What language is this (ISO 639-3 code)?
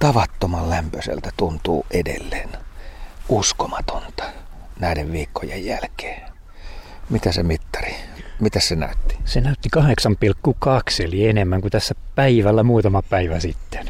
fin